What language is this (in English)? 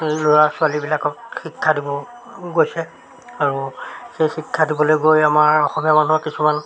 Assamese